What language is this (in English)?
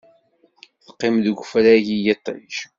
Kabyle